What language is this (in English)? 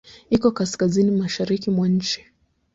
Swahili